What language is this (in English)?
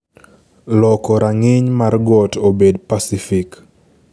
Luo (Kenya and Tanzania)